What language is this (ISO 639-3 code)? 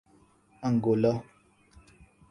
urd